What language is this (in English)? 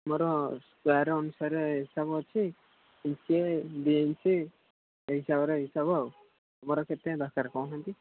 Odia